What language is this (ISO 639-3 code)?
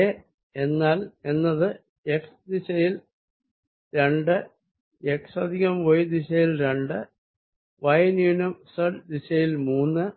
mal